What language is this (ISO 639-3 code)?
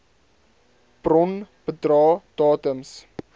afr